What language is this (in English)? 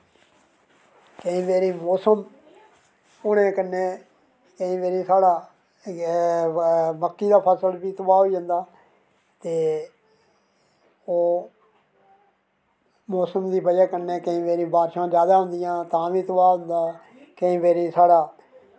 Dogri